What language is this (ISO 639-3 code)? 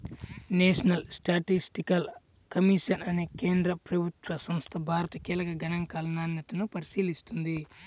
tel